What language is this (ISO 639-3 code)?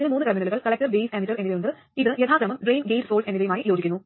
mal